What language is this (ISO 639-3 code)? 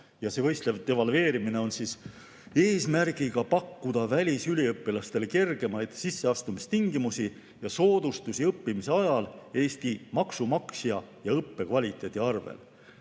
est